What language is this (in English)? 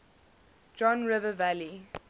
English